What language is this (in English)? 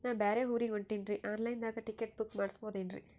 Kannada